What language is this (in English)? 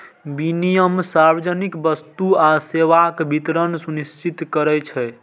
Maithili